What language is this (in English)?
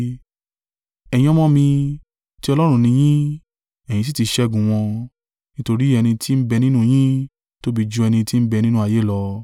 Yoruba